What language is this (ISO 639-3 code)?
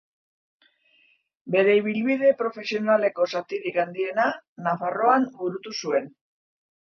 eus